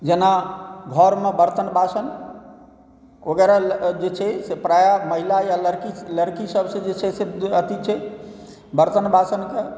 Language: Maithili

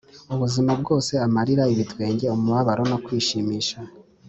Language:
Kinyarwanda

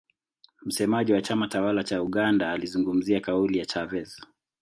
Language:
Swahili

